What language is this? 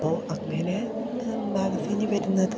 Malayalam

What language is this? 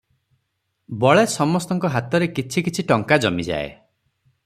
Odia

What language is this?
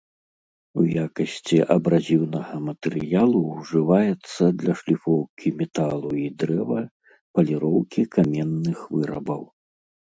Belarusian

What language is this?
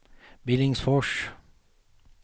Swedish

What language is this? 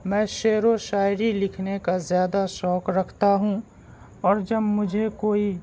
Urdu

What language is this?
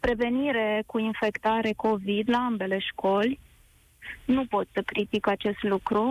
Romanian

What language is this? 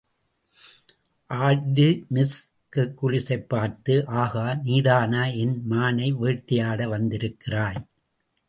Tamil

